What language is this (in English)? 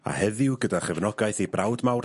Welsh